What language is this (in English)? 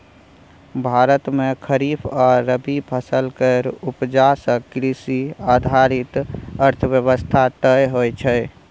Maithili